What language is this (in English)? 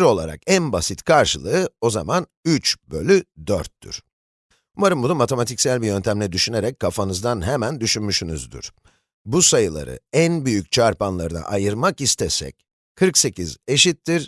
Turkish